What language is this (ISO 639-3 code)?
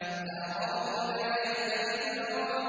ara